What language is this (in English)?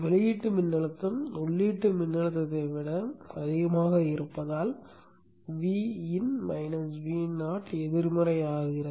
Tamil